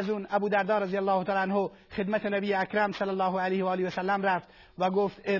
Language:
Persian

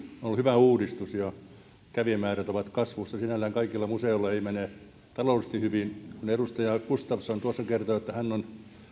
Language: Finnish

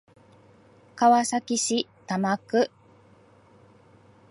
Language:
Japanese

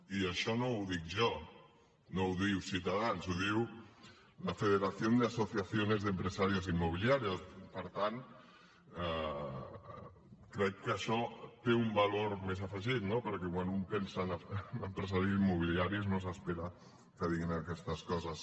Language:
Catalan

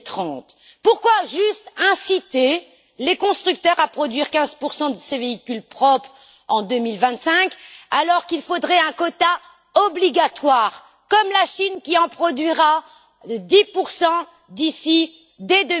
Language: French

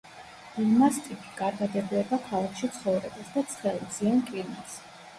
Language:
Georgian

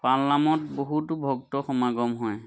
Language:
Assamese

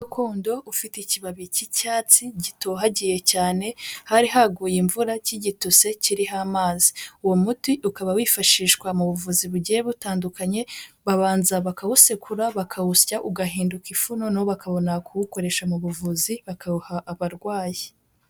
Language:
Kinyarwanda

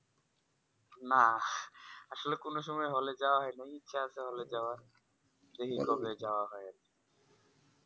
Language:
Bangla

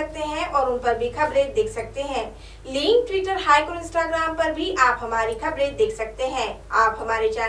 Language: Hindi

